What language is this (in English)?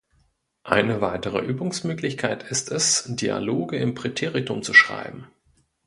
German